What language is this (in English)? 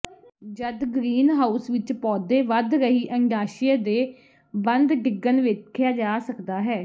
Punjabi